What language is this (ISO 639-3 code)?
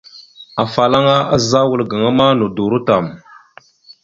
mxu